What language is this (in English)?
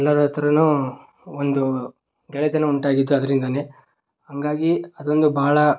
Kannada